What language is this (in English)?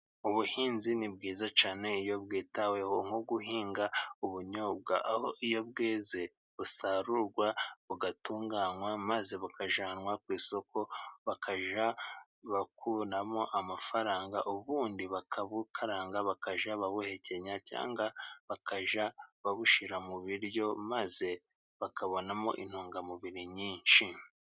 Kinyarwanda